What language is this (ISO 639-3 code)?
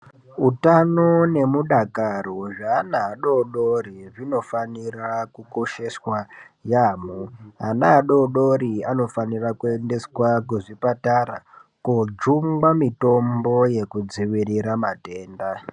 ndc